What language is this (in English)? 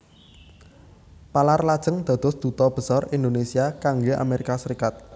Javanese